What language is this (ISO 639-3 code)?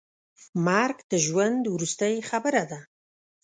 pus